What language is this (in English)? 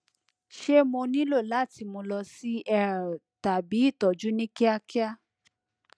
Yoruba